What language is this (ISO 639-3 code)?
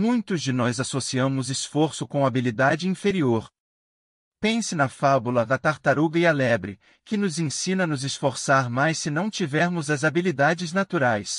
por